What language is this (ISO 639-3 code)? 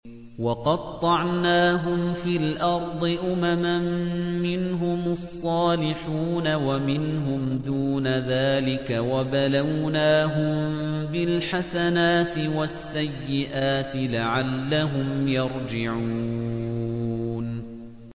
ara